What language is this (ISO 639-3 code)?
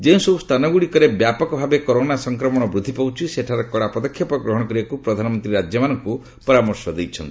ori